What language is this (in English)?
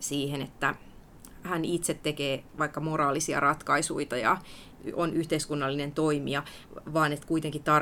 Finnish